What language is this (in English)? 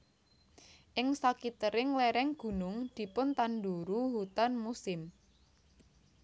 Javanese